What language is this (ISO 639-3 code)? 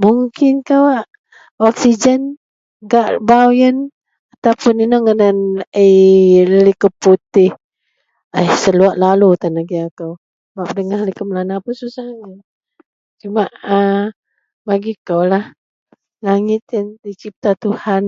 mel